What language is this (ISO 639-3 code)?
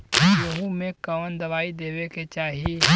bho